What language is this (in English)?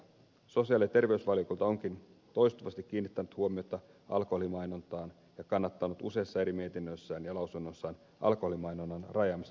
Finnish